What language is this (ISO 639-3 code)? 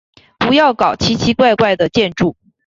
zho